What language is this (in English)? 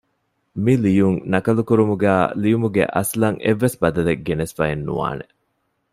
Divehi